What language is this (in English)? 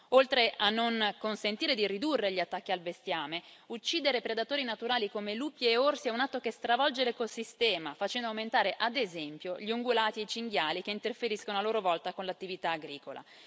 Italian